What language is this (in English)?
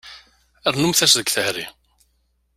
Kabyle